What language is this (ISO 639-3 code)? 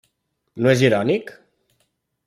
cat